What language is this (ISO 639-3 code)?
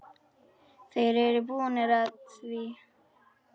isl